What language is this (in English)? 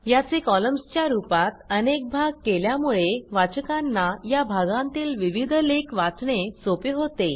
Marathi